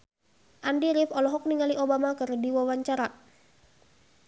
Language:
Sundanese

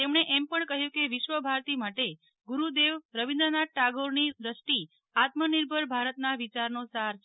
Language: Gujarati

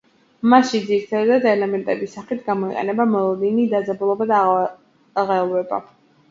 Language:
Georgian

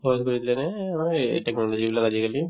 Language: Assamese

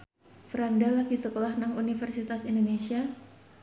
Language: Javanese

